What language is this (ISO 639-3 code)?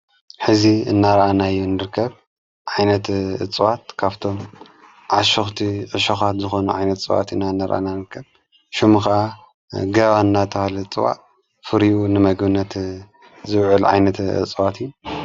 tir